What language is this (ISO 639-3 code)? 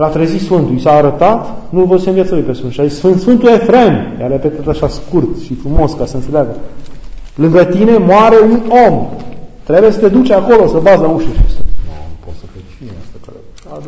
ron